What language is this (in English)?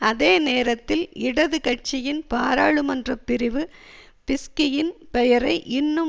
Tamil